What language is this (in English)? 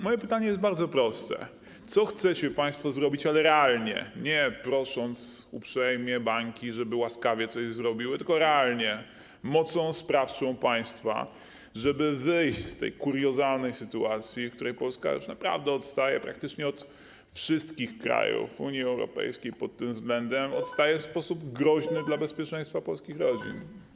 Polish